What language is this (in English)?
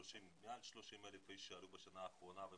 Hebrew